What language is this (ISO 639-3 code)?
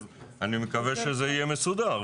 heb